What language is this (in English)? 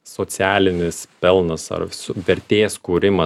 Lithuanian